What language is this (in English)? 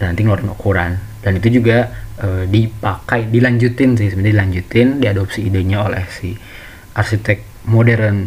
Indonesian